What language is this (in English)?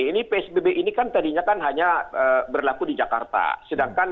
Indonesian